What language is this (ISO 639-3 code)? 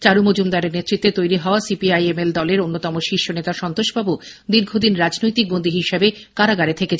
ben